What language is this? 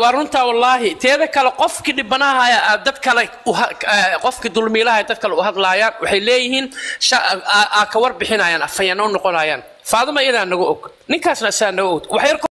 Arabic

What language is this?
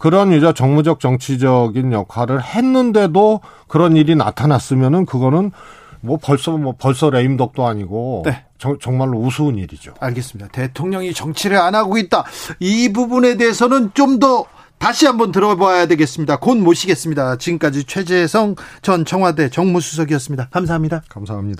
Korean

